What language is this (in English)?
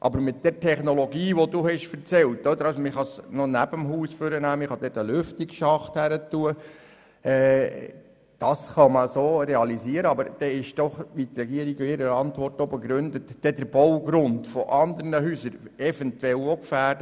Swiss German